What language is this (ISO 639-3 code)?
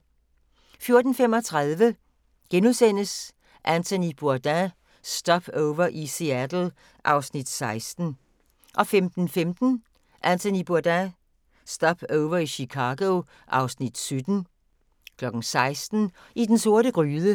dan